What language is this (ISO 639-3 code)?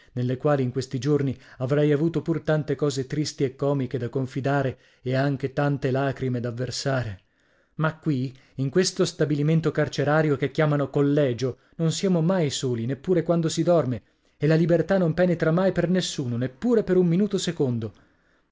ita